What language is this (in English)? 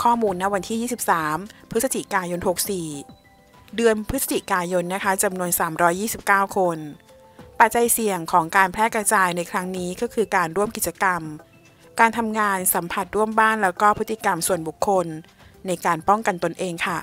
Thai